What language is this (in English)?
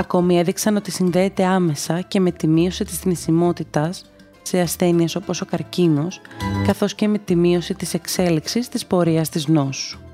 Greek